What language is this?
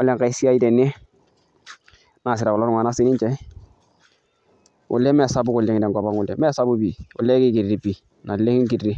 Masai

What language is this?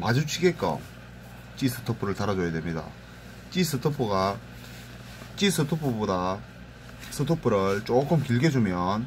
Korean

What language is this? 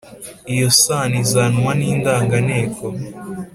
Kinyarwanda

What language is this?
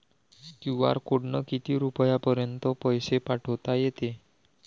Marathi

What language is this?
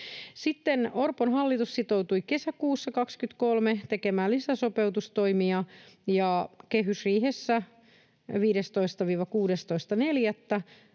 Finnish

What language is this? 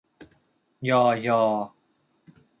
Thai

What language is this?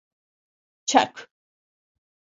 Turkish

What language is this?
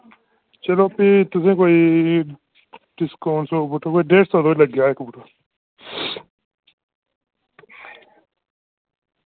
Dogri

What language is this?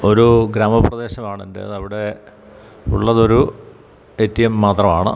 Malayalam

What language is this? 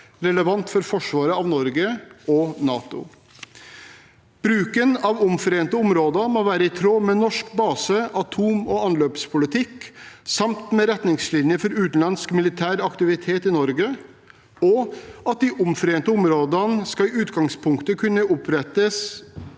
Norwegian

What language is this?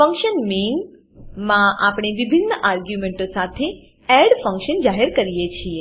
Gujarati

